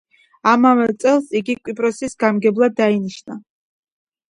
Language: Georgian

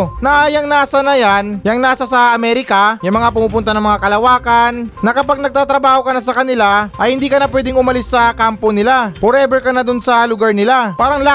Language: Filipino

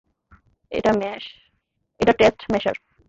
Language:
Bangla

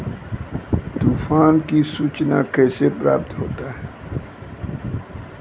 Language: Maithili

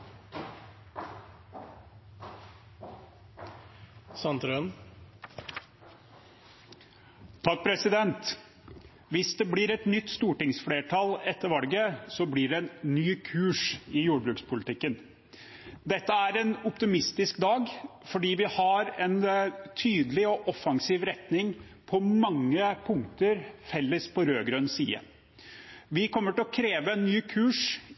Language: Norwegian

